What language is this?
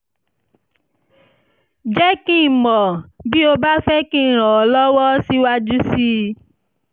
Yoruba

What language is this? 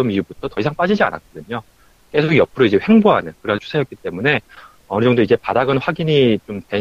Korean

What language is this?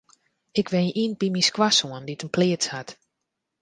Western Frisian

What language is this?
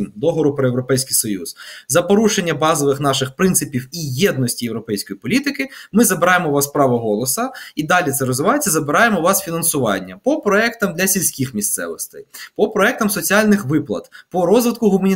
Ukrainian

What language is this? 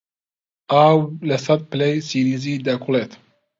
Central Kurdish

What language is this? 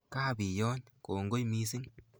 Kalenjin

